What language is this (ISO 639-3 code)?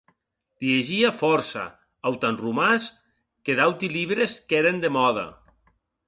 oci